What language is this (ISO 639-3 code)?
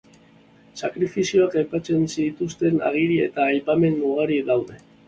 eus